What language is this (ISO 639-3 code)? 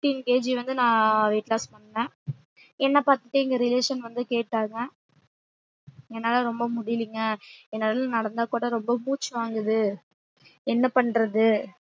tam